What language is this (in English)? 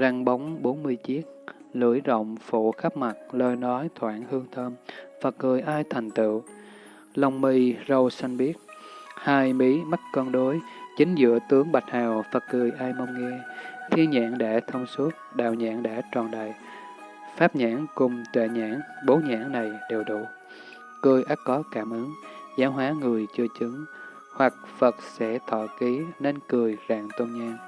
Vietnamese